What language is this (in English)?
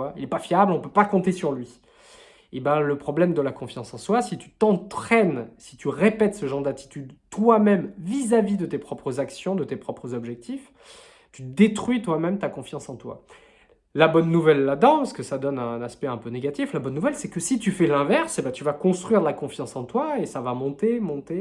French